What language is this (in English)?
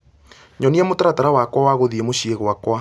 Kikuyu